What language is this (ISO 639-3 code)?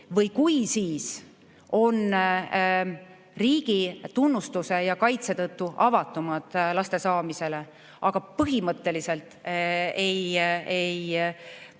est